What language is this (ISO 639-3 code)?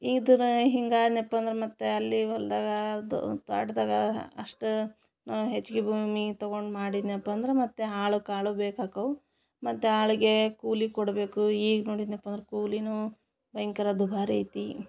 kan